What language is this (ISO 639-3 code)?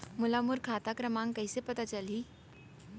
hne